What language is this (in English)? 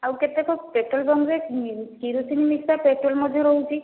Odia